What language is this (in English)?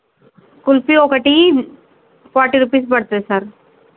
Telugu